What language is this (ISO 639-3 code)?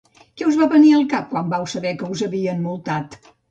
cat